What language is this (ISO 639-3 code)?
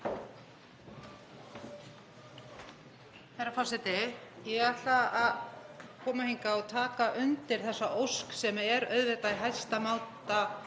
isl